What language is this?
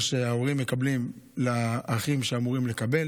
Hebrew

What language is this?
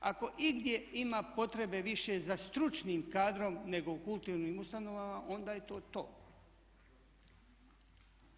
Croatian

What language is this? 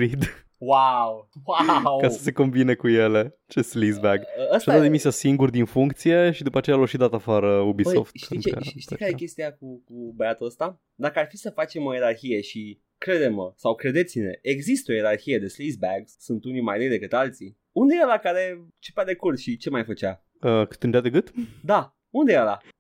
Romanian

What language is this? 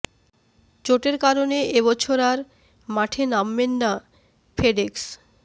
Bangla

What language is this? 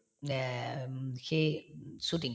Assamese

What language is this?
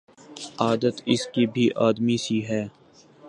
Urdu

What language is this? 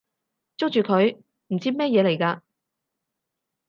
Cantonese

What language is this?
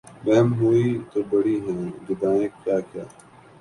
Urdu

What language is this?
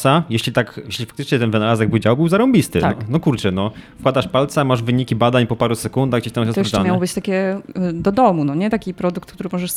Polish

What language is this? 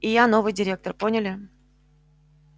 Russian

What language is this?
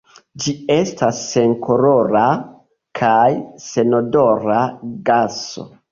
Esperanto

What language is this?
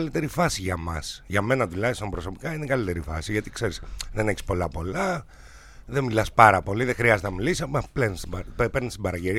Greek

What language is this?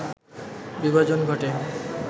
Bangla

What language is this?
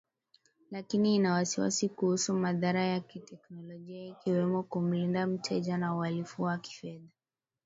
Swahili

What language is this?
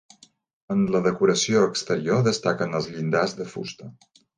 Catalan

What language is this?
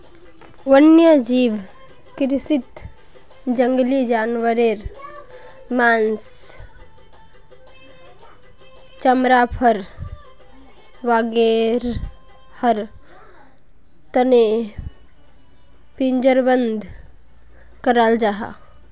Magahi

